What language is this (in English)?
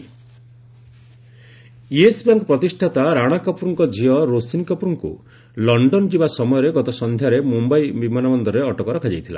Odia